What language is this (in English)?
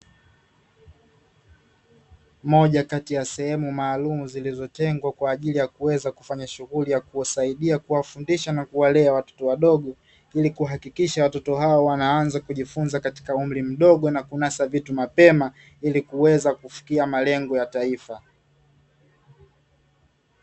Swahili